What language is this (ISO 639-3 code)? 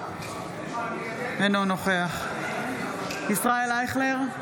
heb